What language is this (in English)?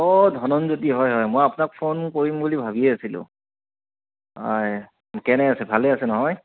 Assamese